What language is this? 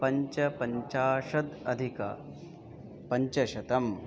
Sanskrit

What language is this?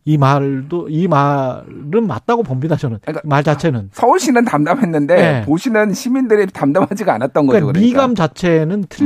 Korean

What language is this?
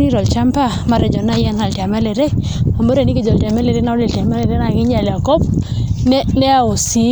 Masai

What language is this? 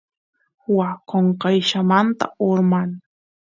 Santiago del Estero Quichua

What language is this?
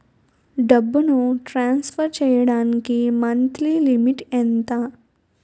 Telugu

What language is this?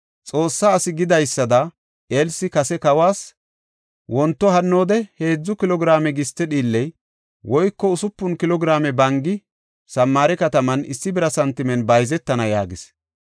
Gofa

